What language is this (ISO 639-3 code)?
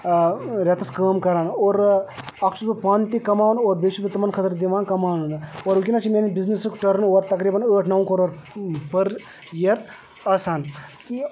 kas